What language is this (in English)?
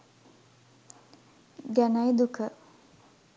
Sinhala